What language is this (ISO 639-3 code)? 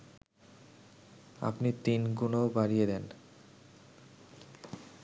ben